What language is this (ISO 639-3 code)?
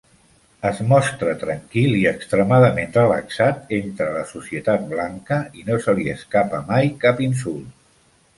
cat